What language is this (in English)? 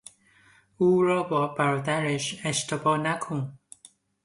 Persian